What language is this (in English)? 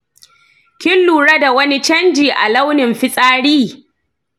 Hausa